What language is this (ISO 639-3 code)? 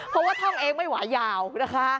tha